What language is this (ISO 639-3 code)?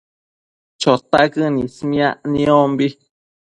mcf